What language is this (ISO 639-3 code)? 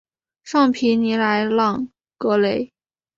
zho